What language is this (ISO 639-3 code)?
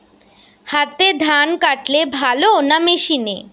ben